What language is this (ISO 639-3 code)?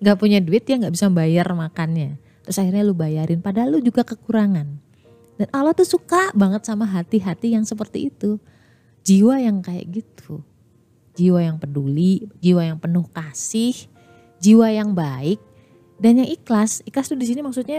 ind